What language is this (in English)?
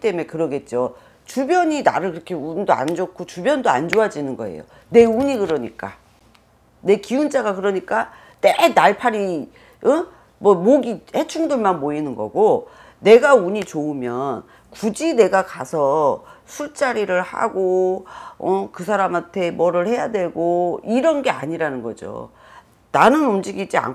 Korean